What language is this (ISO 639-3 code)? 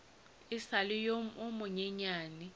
nso